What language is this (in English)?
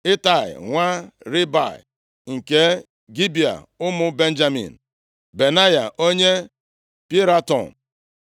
Igbo